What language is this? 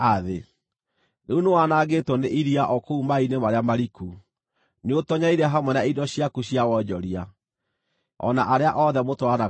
Kikuyu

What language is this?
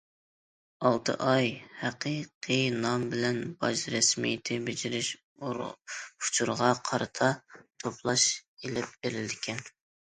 Uyghur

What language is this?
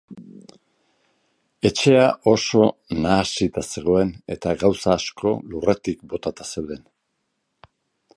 Basque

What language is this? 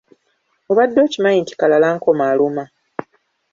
Ganda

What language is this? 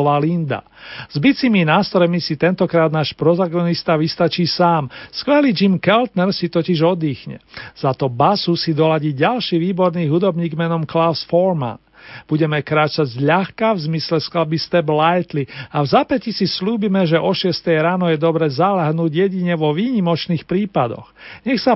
Slovak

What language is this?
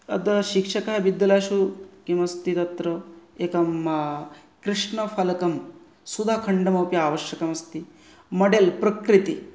Sanskrit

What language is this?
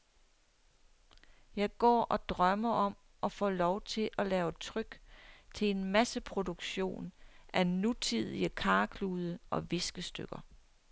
Danish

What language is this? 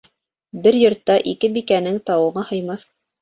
Bashkir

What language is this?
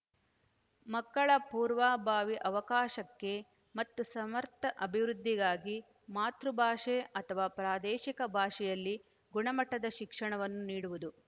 Kannada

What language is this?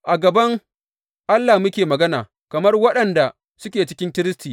Hausa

